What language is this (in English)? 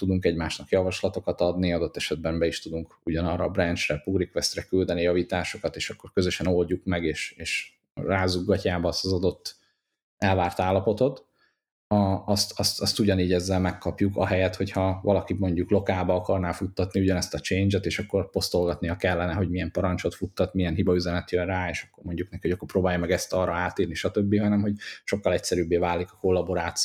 Hungarian